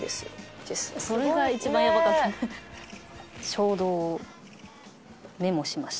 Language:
Japanese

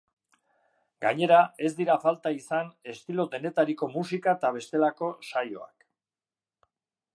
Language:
Basque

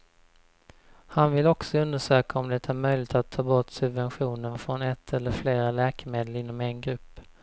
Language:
Swedish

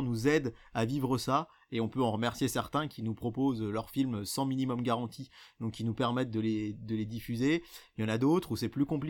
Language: French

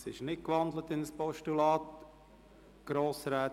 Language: Swiss German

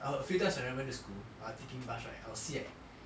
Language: English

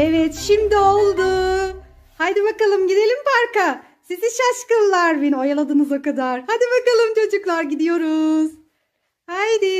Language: Turkish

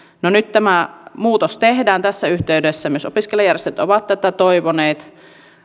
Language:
Finnish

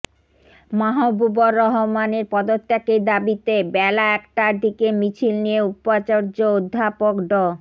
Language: Bangla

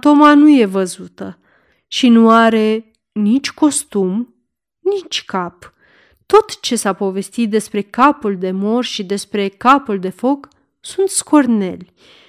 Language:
Romanian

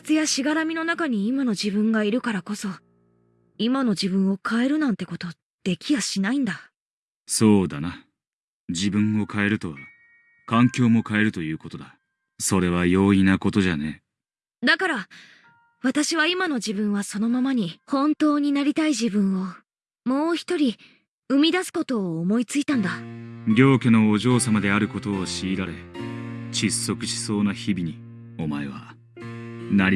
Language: Japanese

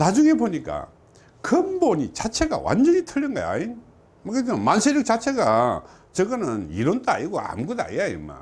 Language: Korean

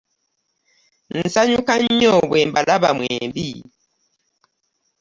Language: Ganda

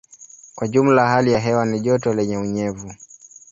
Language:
Swahili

